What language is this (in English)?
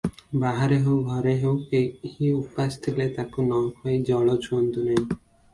Odia